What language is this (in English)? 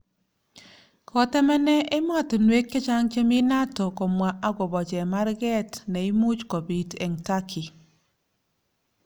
Kalenjin